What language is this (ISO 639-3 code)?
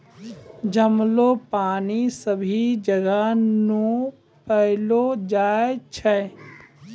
mai